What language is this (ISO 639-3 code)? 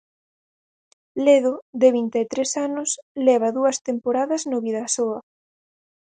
glg